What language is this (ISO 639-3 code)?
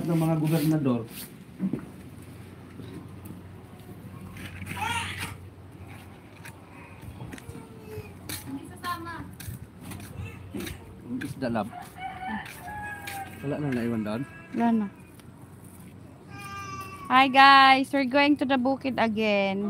ind